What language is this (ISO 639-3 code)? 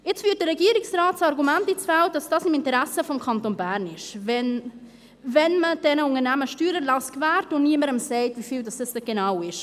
gsw